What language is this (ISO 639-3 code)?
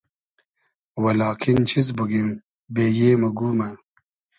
haz